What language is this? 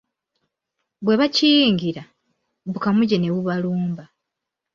Ganda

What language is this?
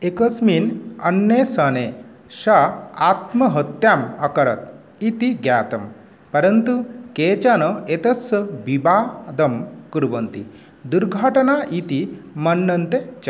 Sanskrit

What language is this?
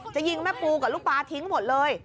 Thai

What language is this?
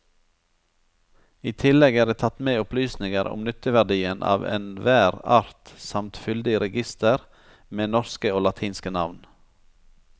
Norwegian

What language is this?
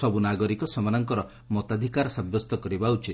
Odia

